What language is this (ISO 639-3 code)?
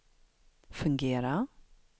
swe